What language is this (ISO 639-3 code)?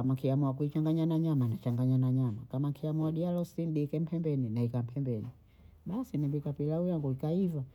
bou